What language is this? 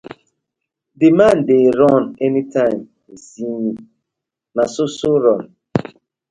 Nigerian Pidgin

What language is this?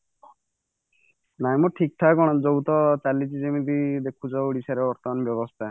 Odia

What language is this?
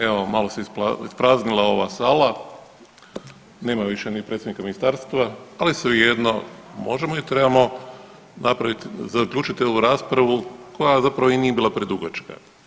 Croatian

